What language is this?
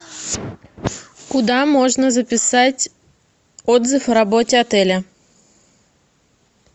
Russian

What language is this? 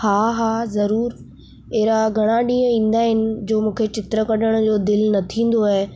Sindhi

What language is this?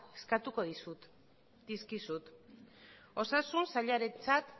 Basque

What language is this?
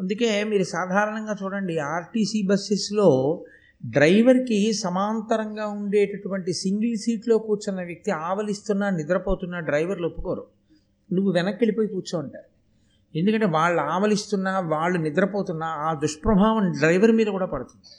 Telugu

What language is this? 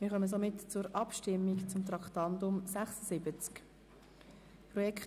Swiss German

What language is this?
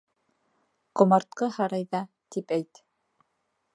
Bashkir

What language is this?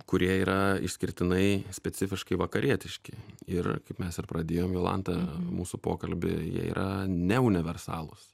Lithuanian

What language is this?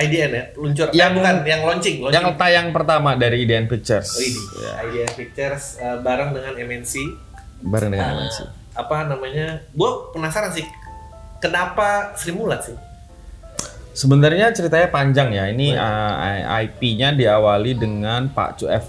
Indonesian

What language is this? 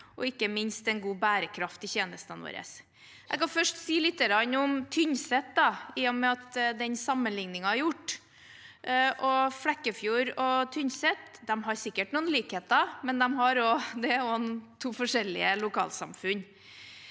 Norwegian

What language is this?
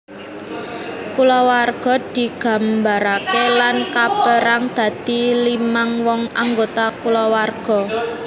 Javanese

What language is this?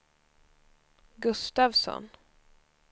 Swedish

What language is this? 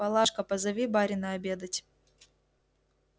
Russian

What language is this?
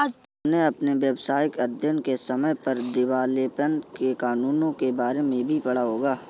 Hindi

